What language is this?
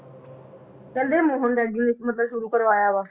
Punjabi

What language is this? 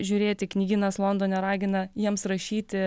Lithuanian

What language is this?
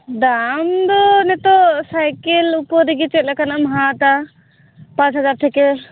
Santali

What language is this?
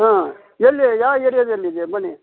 Kannada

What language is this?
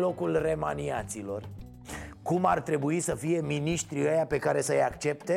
Romanian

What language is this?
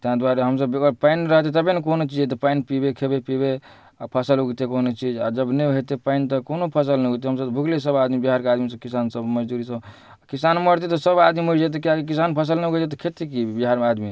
Maithili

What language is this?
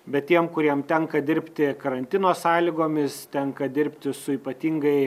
Lithuanian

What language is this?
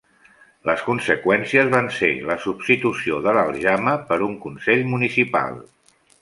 Catalan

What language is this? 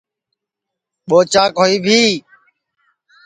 Sansi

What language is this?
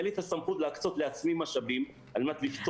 Hebrew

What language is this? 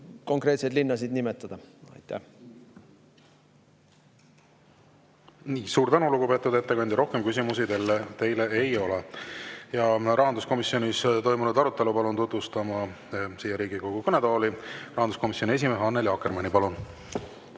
Estonian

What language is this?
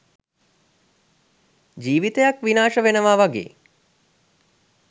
Sinhala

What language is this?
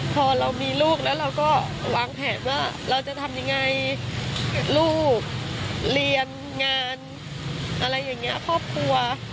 Thai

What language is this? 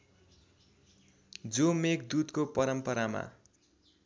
Nepali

